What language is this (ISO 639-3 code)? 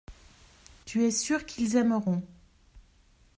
fra